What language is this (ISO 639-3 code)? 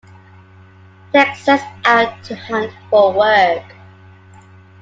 eng